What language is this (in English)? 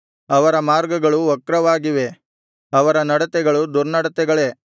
Kannada